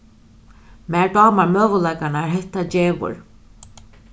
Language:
Faroese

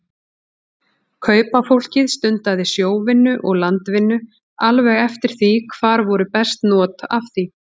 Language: Icelandic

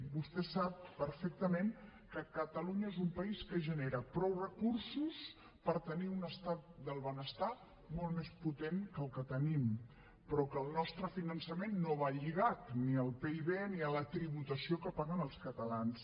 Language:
Catalan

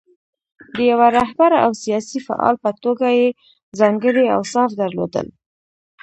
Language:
Pashto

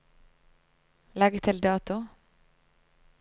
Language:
Norwegian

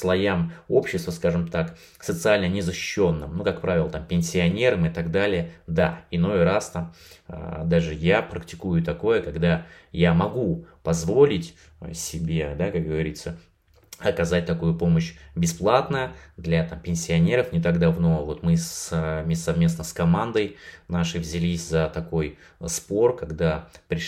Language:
Russian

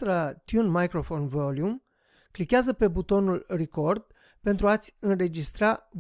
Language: Romanian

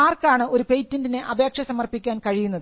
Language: Malayalam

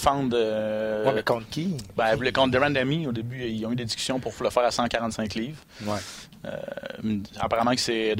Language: French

